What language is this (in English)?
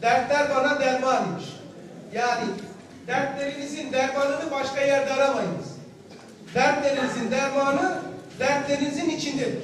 Turkish